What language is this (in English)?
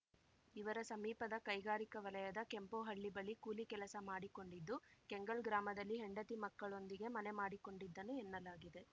Kannada